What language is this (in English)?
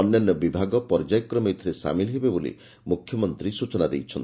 Odia